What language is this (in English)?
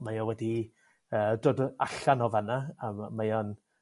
Welsh